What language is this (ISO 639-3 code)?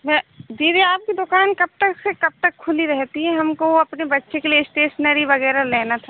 hin